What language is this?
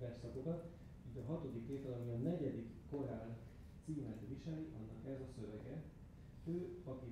Hungarian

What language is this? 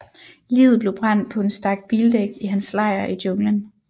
Danish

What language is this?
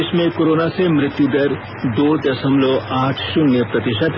Hindi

